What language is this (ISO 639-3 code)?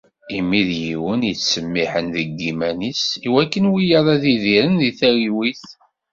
kab